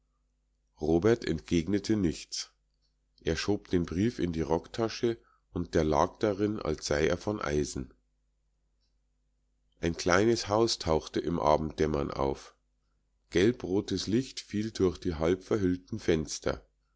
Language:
German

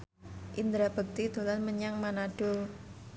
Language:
Javanese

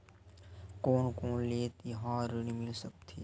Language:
Chhattisgarhi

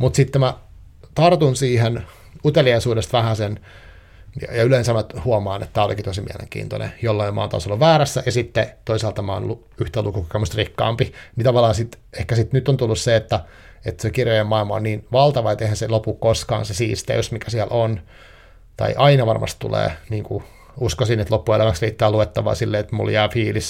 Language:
Finnish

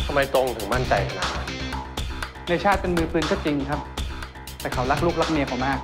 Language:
Thai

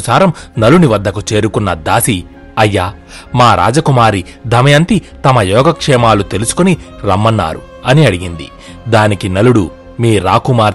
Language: Telugu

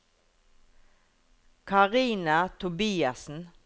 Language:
Norwegian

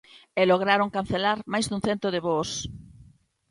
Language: Galician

